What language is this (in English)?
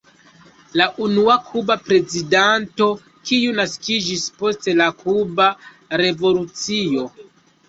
Esperanto